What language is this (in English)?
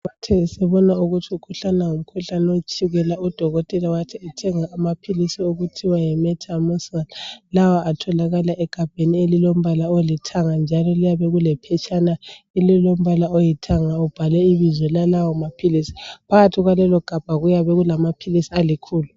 North Ndebele